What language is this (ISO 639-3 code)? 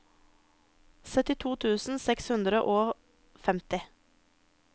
nor